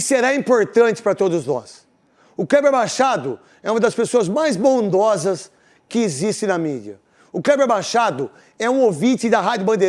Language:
Portuguese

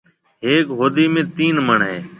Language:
Marwari (Pakistan)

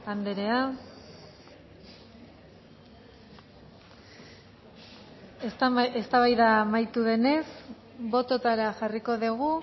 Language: Basque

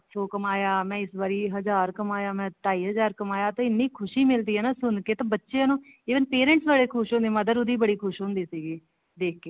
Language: Punjabi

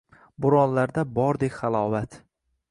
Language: Uzbek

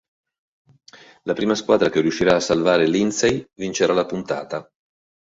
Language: Italian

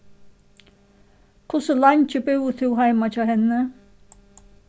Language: Faroese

